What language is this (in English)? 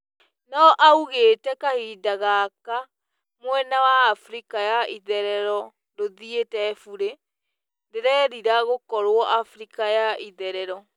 Kikuyu